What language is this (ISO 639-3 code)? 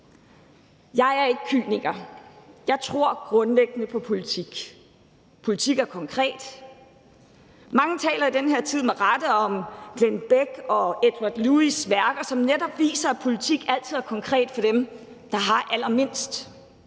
dan